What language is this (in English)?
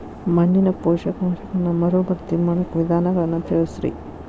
Kannada